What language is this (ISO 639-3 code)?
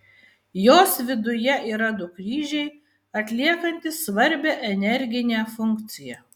lit